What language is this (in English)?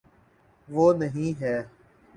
Urdu